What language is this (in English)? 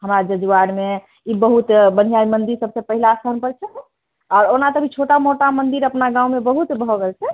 Maithili